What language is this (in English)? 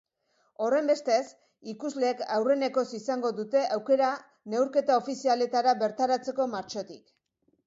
Basque